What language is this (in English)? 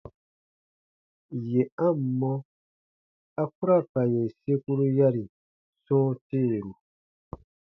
Baatonum